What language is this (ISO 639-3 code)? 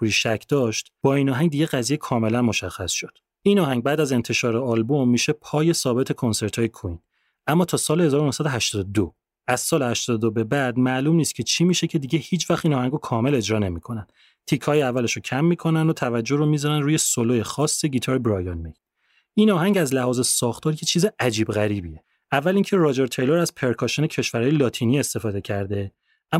fas